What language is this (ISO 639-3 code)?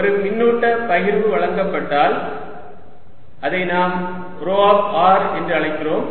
tam